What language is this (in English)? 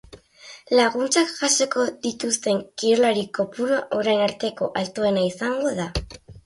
Basque